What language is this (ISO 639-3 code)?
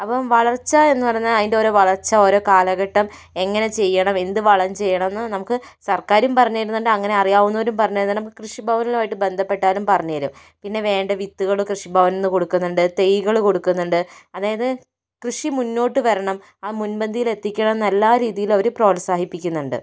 mal